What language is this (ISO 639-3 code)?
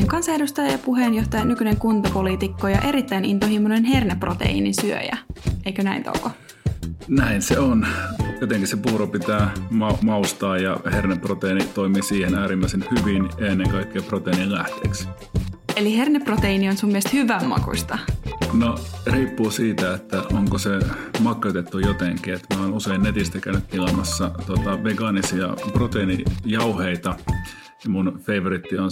fin